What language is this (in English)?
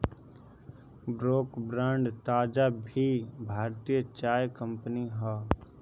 Bhojpuri